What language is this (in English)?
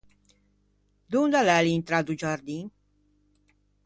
Ligurian